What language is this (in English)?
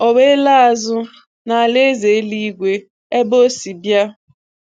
Igbo